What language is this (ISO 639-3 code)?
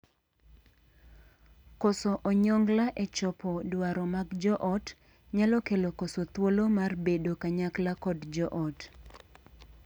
luo